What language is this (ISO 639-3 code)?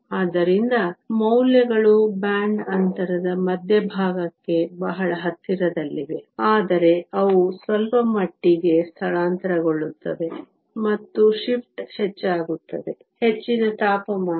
kan